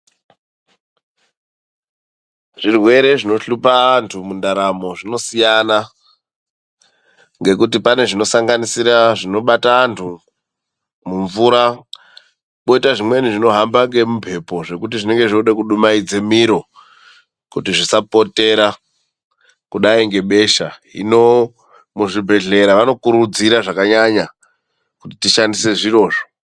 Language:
Ndau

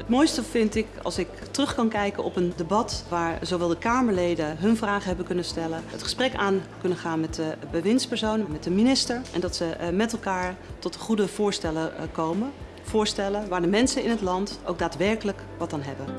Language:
Dutch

